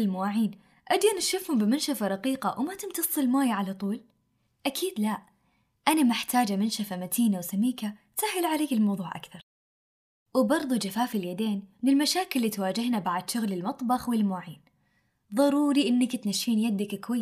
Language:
Arabic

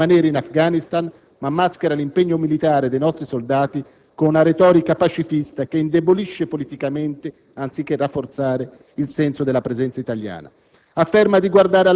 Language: Italian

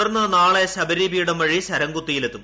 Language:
Malayalam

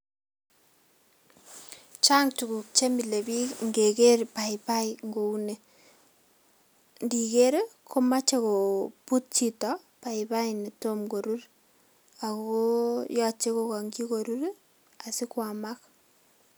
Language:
Kalenjin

